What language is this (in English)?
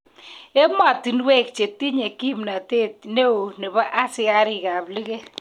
Kalenjin